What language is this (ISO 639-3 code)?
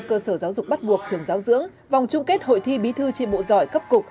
vie